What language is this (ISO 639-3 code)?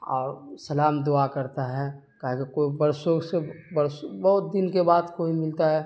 urd